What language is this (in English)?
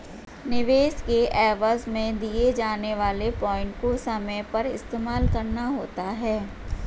Hindi